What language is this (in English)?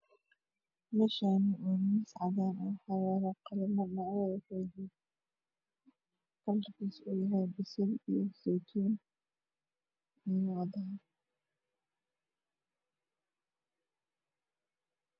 Somali